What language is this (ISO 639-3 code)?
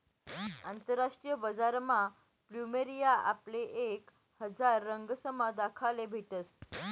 mar